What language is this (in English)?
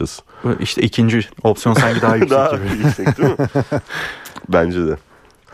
Turkish